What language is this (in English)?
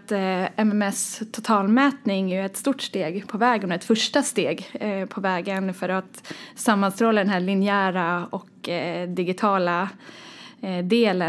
Swedish